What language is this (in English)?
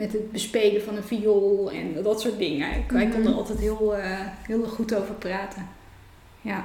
Dutch